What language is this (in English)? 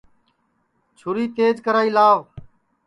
Sansi